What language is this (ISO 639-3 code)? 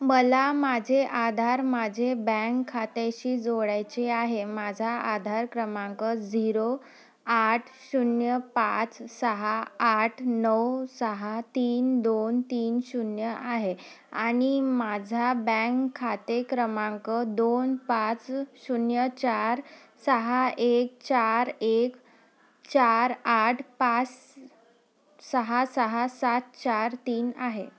mar